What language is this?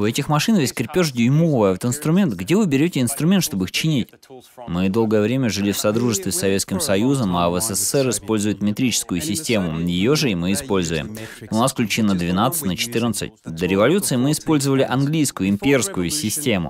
Russian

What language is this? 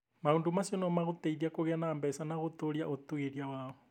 Kikuyu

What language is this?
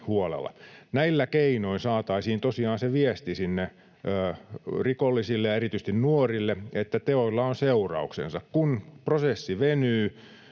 Finnish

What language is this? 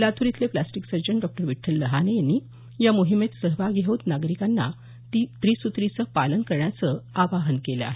Marathi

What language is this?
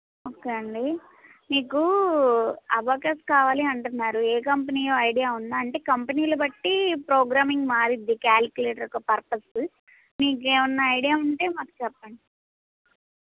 Telugu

